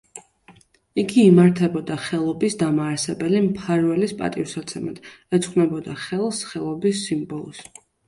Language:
Georgian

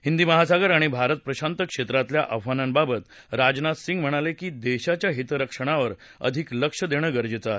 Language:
Marathi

